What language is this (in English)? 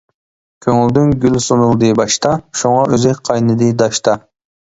Uyghur